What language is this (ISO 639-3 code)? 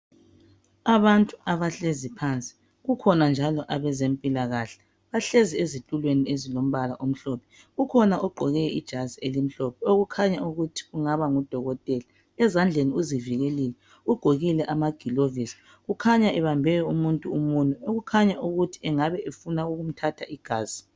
nde